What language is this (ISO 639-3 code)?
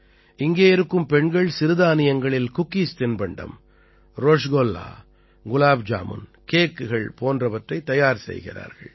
tam